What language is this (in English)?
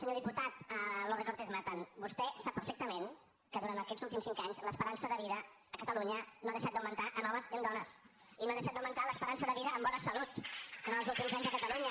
Catalan